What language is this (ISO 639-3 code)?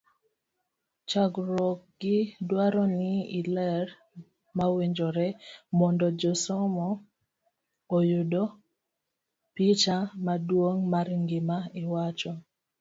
luo